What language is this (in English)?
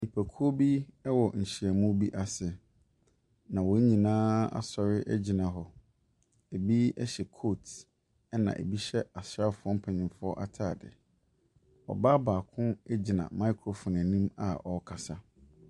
Akan